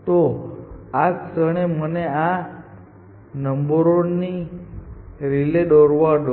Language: Gujarati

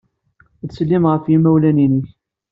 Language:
Kabyle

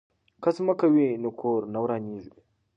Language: Pashto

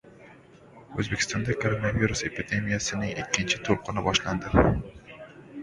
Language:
Uzbek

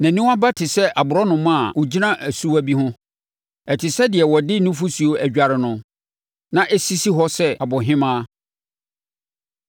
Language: Akan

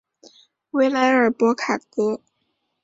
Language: Chinese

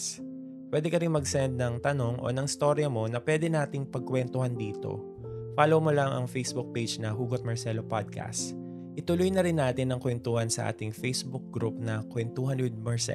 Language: Filipino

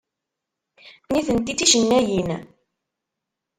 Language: Kabyle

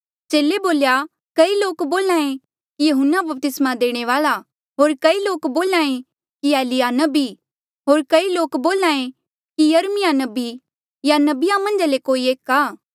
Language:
Mandeali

